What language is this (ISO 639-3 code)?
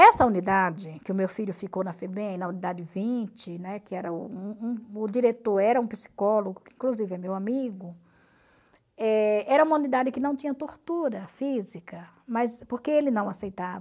por